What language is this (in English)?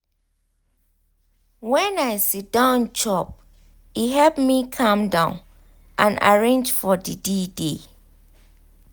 Nigerian Pidgin